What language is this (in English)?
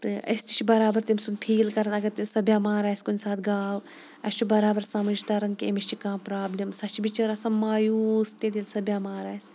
Kashmiri